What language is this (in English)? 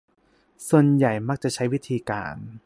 Thai